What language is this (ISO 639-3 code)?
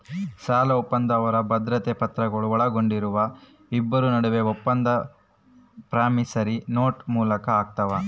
kan